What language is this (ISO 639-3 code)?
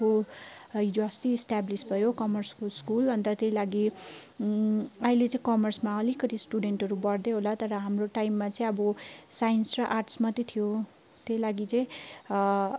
nep